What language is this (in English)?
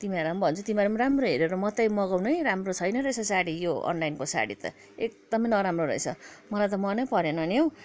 Nepali